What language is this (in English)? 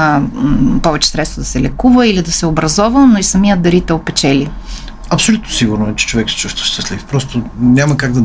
Bulgarian